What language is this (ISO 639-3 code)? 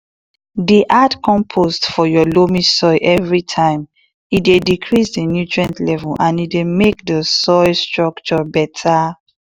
pcm